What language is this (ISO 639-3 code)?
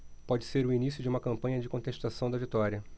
por